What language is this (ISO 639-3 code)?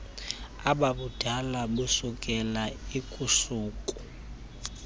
xho